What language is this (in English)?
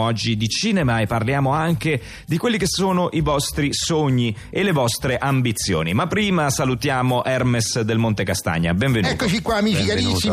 Italian